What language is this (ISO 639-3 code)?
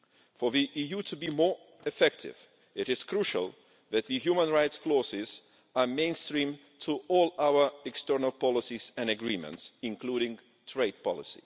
eng